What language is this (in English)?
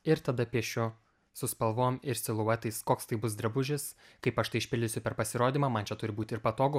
Lithuanian